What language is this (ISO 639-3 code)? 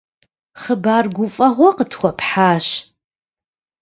kbd